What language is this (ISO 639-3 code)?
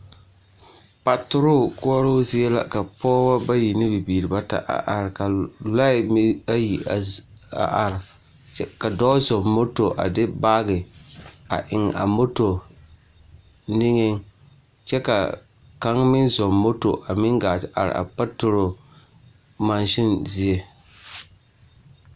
dga